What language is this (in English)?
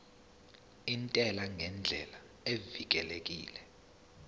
Zulu